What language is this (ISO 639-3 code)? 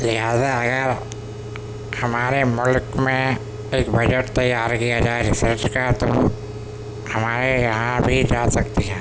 urd